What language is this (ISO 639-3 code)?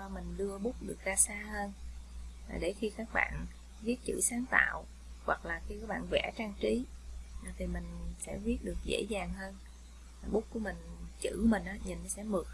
vie